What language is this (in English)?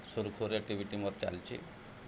Odia